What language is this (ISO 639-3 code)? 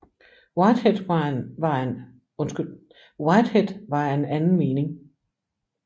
dan